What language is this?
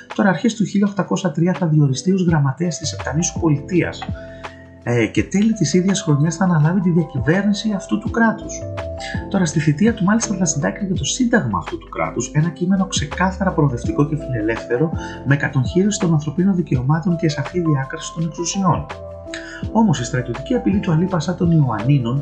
Greek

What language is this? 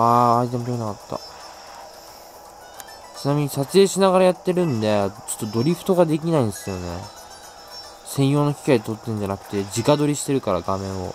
Japanese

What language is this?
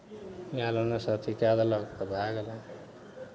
Maithili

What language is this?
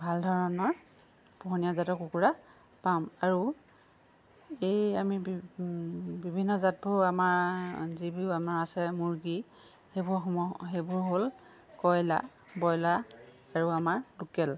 Assamese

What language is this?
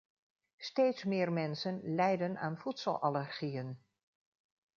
Dutch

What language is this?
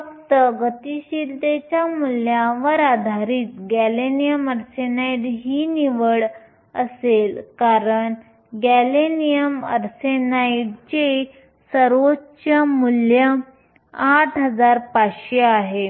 Marathi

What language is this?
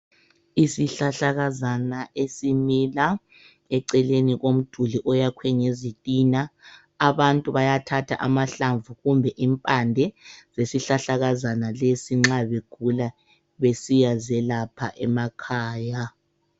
North Ndebele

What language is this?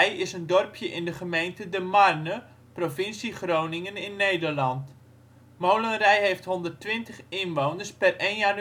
Dutch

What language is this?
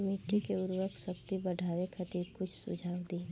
Bhojpuri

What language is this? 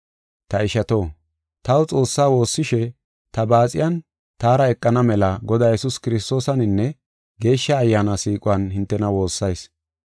Gofa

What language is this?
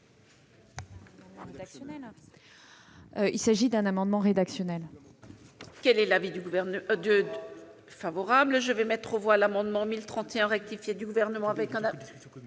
French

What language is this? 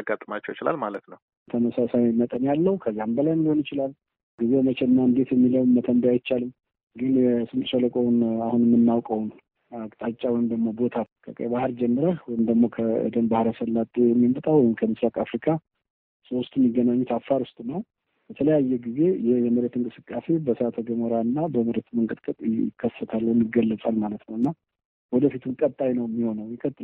Amharic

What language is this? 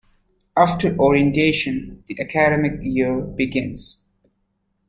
English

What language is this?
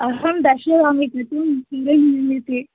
Sanskrit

